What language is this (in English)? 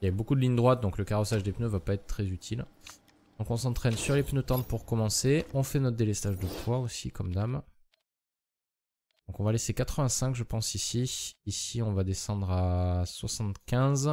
French